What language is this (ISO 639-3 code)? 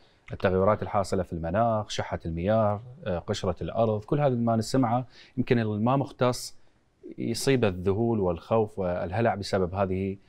ara